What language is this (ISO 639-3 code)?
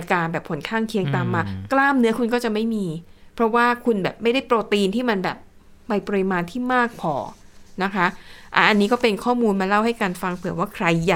tha